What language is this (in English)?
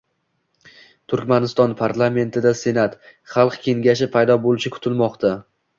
Uzbek